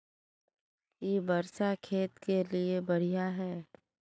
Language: Magahi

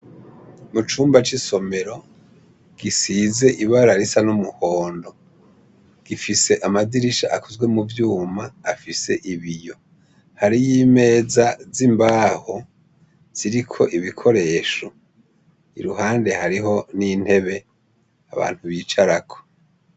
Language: Rundi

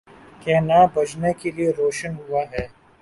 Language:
Urdu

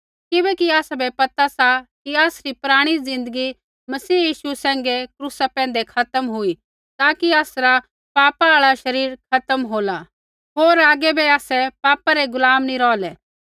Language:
Kullu Pahari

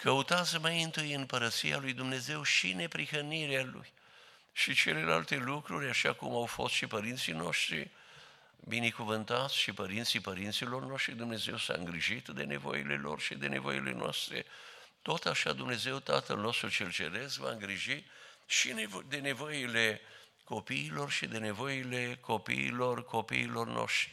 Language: Romanian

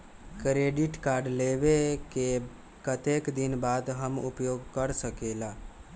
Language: Magahi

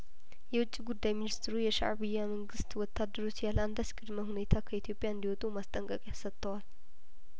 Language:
Amharic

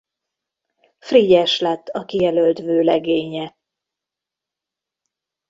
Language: Hungarian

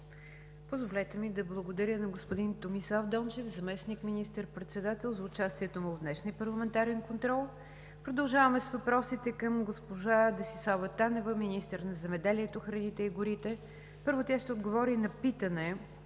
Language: Bulgarian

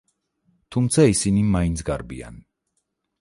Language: Georgian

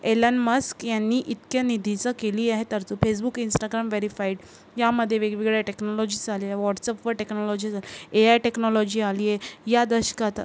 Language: Marathi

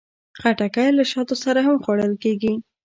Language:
Pashto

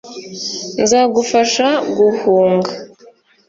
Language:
Kinyarwanda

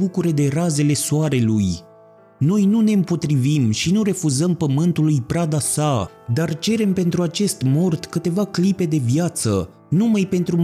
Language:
Romanian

